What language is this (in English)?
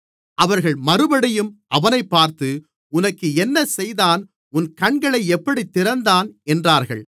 Tamil